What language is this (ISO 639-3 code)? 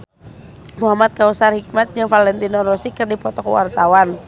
sun